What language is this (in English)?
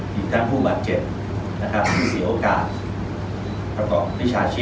Thai